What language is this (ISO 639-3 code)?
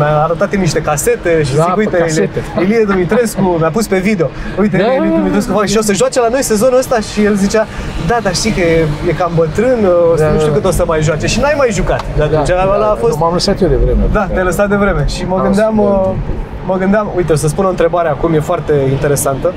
ron